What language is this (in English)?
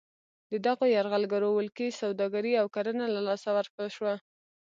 Pashto